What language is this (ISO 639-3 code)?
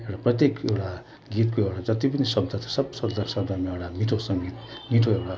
nep